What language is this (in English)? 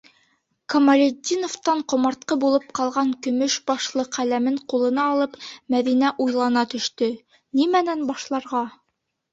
Bashkir